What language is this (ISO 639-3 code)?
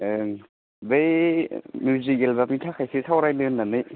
brx